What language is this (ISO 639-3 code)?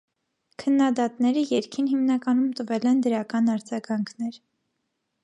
hye